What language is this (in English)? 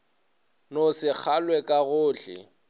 Northern Sotho